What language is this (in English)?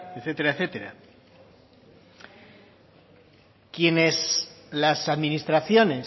Spanish